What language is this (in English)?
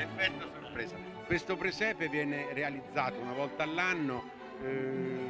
Italian